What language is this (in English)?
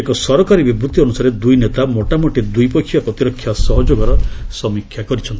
Odia